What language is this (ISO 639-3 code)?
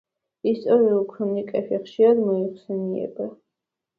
kat